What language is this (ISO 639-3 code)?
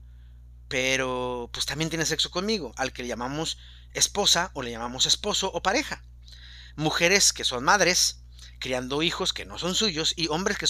spa